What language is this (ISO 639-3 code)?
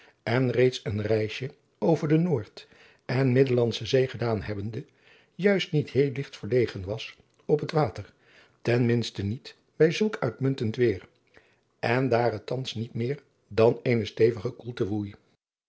nld